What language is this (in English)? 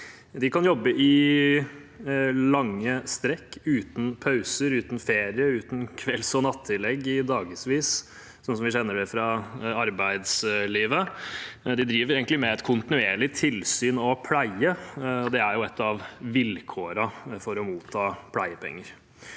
Norwegian